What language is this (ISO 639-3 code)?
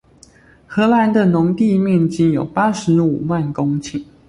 zho